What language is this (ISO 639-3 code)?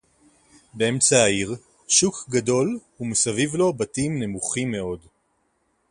heb